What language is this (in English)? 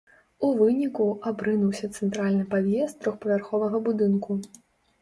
Belarusian